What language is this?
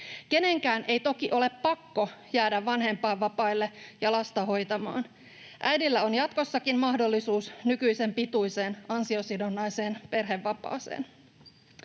Finnish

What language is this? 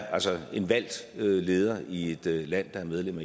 Danish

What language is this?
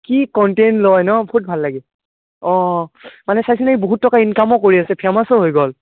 Assamese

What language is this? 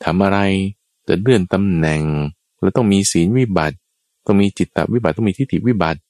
Thai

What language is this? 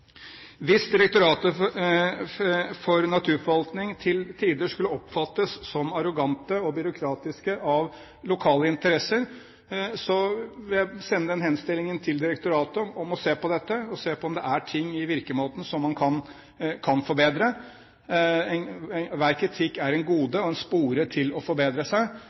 Norwegian Bokmål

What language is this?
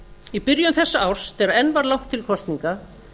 Icelandic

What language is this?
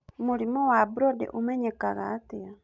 Kikuyu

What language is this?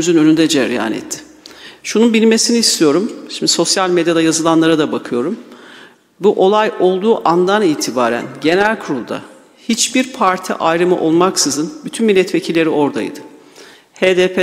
Turkish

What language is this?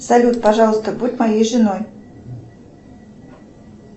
Russian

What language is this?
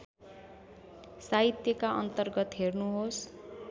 Nepali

